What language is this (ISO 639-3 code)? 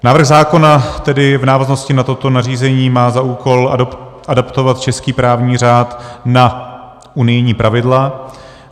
ces